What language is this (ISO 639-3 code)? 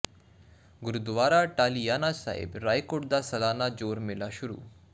pan